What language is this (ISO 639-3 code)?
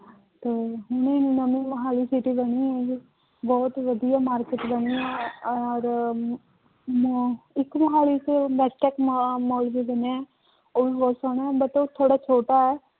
pan